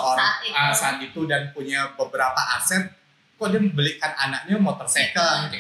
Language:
Indonesian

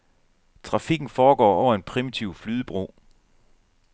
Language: Danish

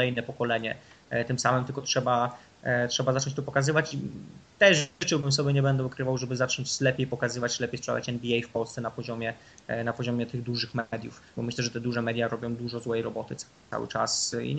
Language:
Polish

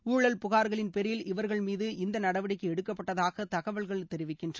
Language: Tamil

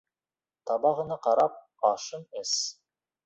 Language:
Bashkir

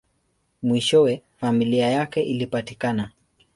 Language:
Swahili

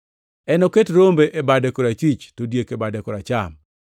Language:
Luo (Kenya and Tanzania)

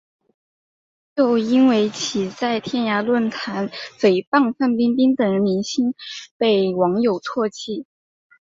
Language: Chinese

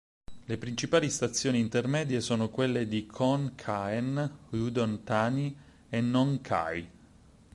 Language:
Italian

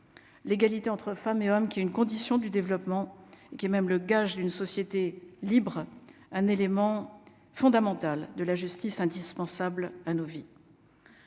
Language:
French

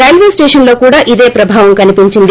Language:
Telugu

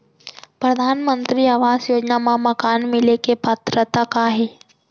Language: Chhattisgarhi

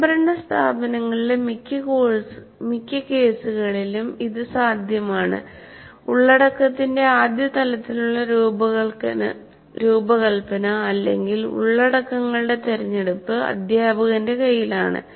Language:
Malayalam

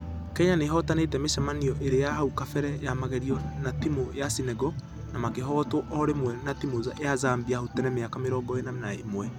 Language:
Kikuyu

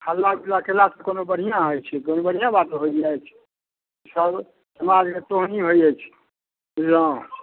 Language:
Maithili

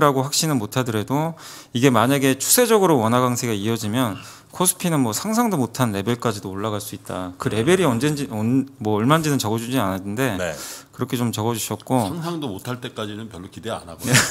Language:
Korean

